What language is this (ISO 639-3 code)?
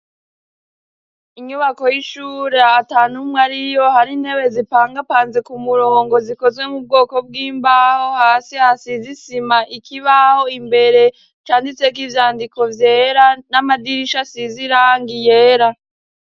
run